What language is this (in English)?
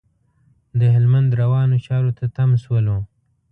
Pashto